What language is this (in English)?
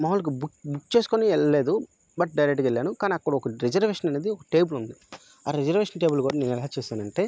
Telugu